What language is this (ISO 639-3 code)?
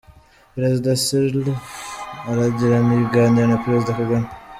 kin